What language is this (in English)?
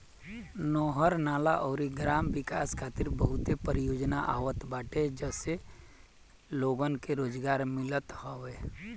Bhojpuri